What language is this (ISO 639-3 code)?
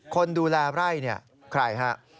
tha